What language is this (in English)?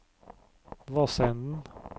Norwegian